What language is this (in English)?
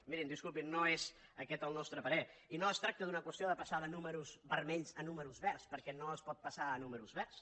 Catalan